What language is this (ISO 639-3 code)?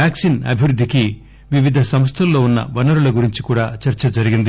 tel